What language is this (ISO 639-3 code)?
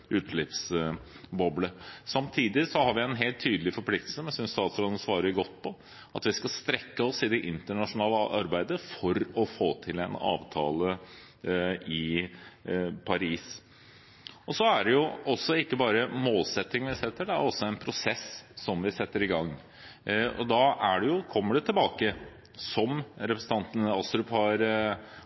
nob